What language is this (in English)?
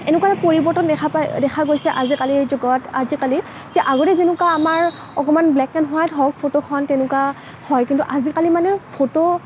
Assamese